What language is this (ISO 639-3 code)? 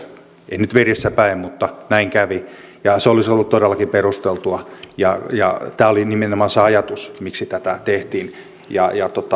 fin